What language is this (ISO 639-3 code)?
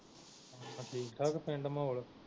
pan